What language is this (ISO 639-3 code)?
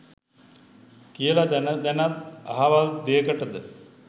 sin